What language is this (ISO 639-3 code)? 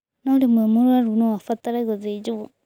kik